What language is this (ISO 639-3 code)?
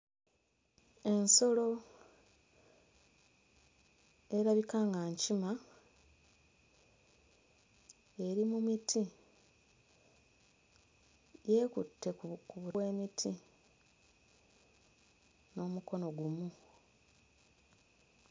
lug